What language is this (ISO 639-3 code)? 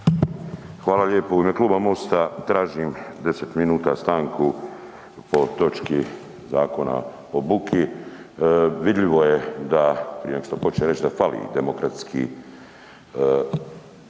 hrv